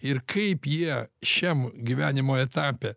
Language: Lithuanian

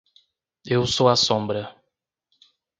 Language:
Portuguese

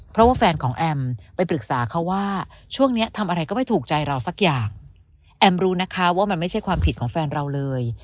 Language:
Thai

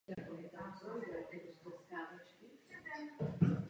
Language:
Czech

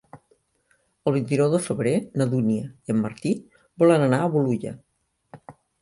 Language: Catalan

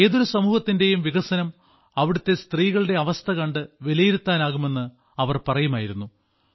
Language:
Malayalam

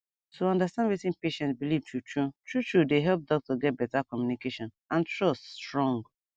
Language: Nigerian Pidgin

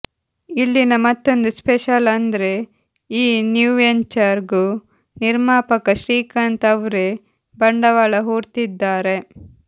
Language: Kannada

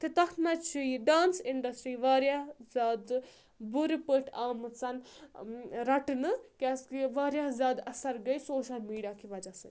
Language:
Kashmiri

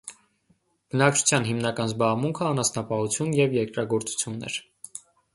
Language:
Armenian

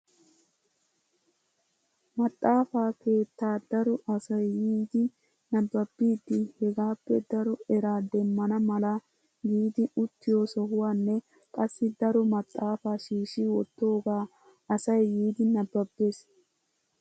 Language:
Wolaytta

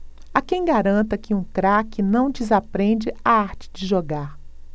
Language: Portuguese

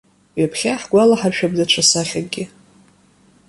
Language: Abkhazian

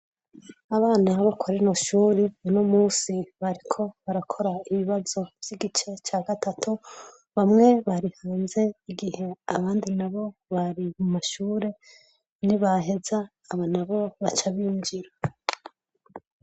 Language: Rundi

